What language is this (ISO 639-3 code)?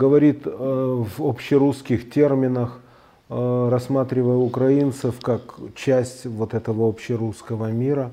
rus